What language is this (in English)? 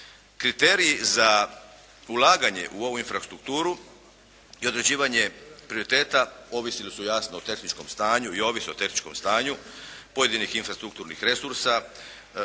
Croatian